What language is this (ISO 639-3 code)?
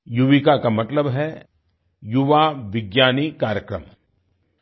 hin